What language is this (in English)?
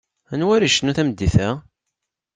Kabyle